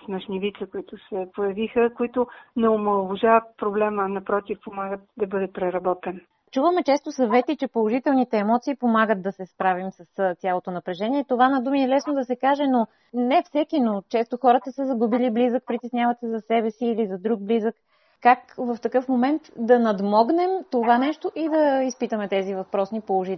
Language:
Bulgarian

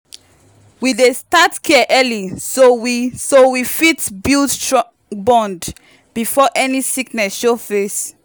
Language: Nigerian Pidgin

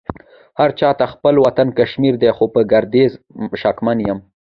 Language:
Pashto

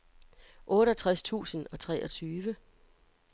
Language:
Danish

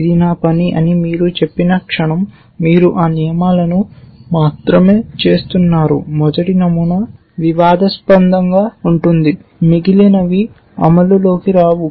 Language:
Telugu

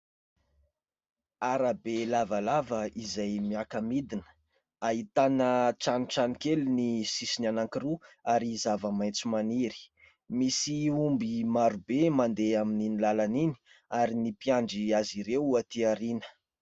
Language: Malagasy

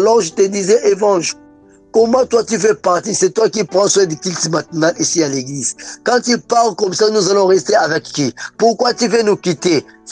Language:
French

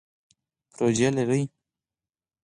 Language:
Pashto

